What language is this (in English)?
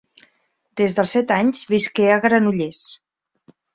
Catalan